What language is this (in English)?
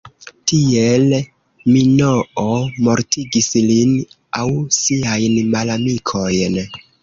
Esperanto